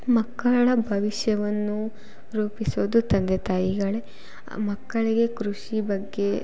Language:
Kannada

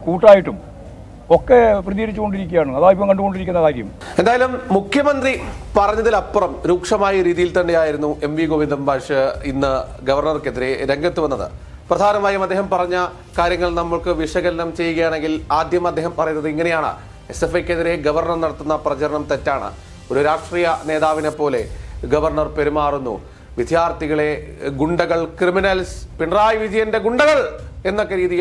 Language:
Malayalam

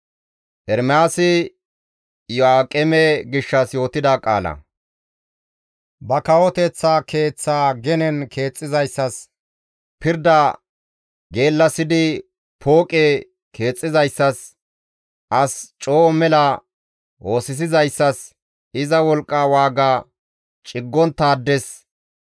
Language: Gamo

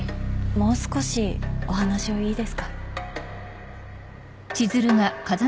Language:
Japanese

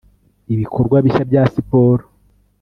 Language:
Kinyarwanda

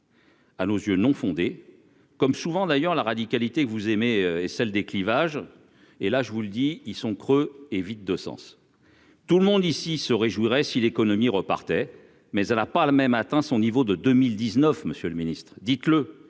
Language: French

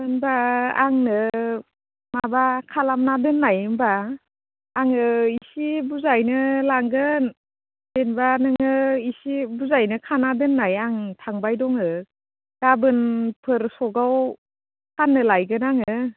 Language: Bodo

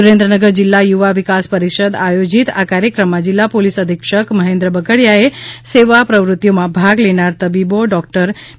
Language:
Gujarati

